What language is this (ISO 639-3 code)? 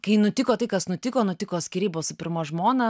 lit